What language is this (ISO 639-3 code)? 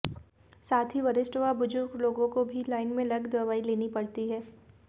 hin